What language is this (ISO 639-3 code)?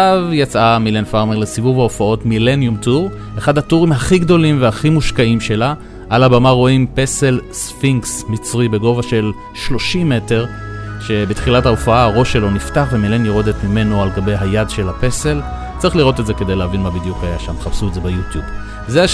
heb